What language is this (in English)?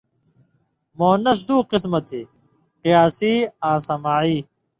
Indus Kohistani